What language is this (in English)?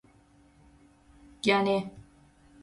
Persian